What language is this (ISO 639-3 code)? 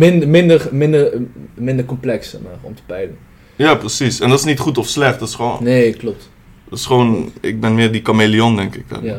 nld